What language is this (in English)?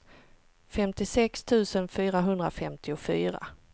Swedish